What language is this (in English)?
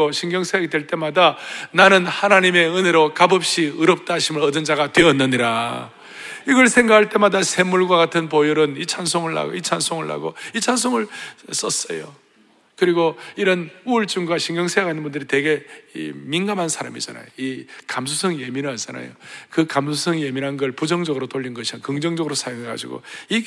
Korean